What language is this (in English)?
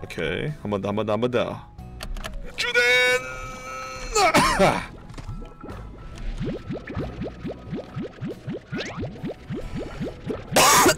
Korean